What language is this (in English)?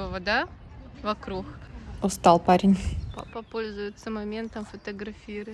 Russian